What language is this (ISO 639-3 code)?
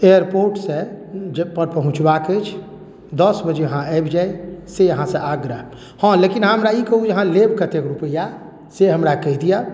mai